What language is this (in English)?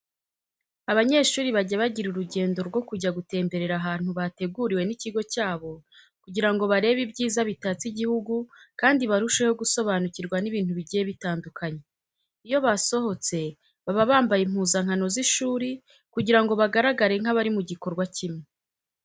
Kinyarwanda